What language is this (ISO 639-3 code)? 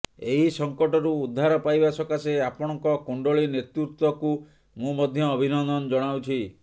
ori